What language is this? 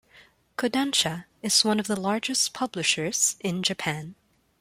English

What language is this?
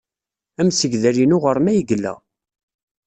Kabyle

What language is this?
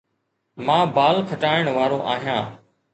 Sindhi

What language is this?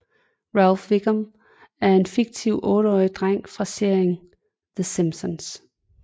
Danish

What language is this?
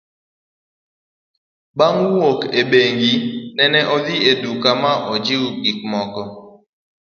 Luo (Kenya and Tanzania)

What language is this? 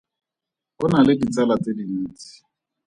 Tswana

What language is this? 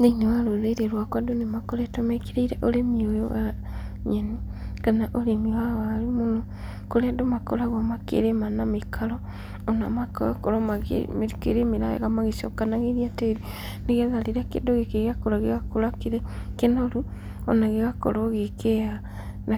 Kikuyu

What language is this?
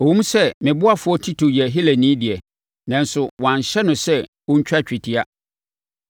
Akan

